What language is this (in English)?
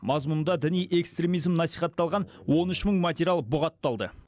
Kazakh